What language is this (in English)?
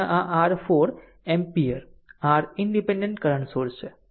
Gujarati